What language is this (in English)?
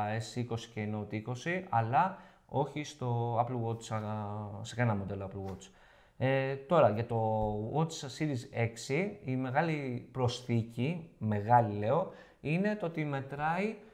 Greek